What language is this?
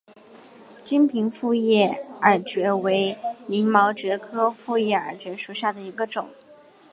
Chinese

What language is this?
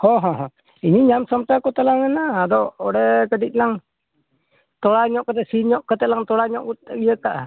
Santali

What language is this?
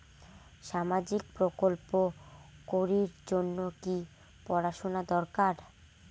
Bangla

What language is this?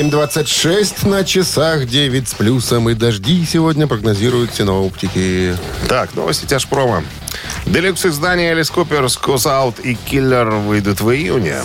Russian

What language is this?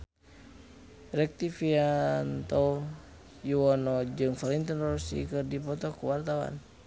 Sundanese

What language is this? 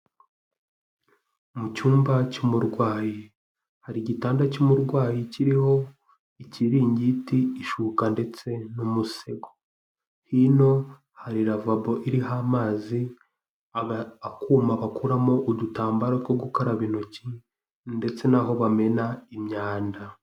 Kinyarwanda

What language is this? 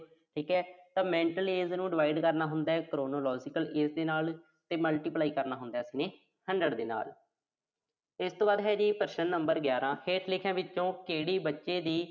Punjabi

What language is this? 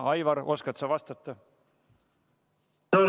Estonian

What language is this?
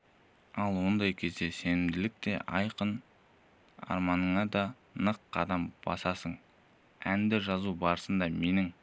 Kazakh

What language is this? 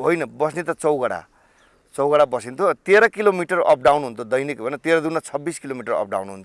English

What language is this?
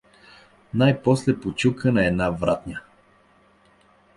Bulgarian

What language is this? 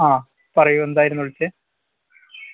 Malayalam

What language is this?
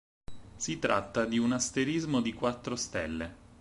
Italian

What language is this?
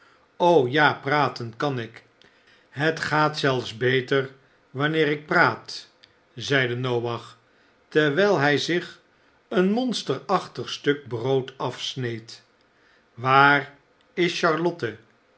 Dutch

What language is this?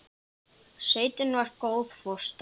Icelandic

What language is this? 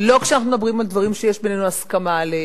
Hebrew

